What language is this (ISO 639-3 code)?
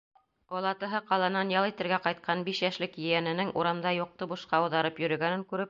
bak